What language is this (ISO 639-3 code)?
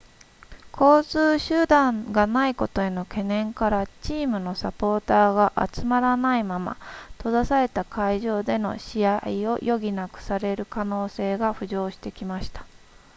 jpn